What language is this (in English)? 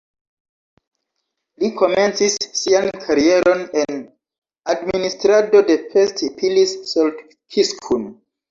Esperanto